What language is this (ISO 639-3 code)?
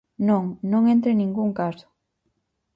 glg